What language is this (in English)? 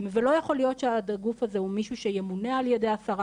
Hebrew